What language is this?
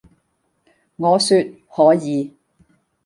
Cantonese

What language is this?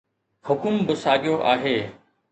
Sindhi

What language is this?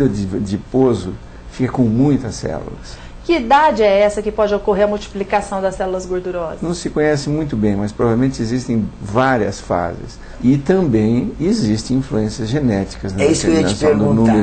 Portuguese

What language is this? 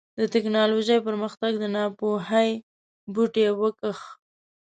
Pashto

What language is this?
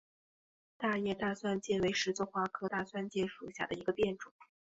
Chinese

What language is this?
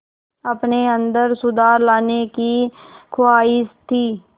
Hindi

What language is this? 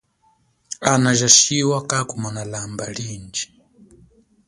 Chokwe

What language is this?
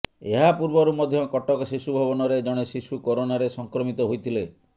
Odia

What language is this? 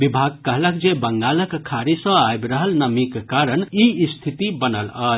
Maithili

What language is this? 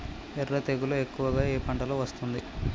Telugu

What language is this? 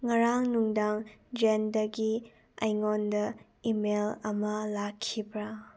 Manipuri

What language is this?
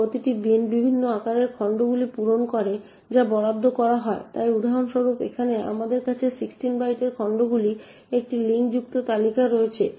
Bangla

